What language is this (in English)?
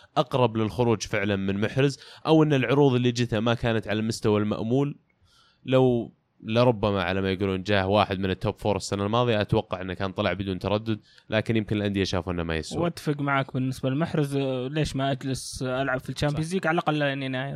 Arabic